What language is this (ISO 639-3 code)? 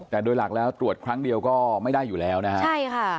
tha